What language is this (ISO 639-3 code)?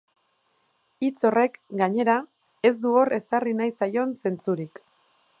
eus